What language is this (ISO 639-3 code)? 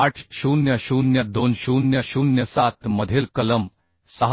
mar